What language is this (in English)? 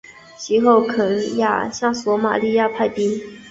Chinese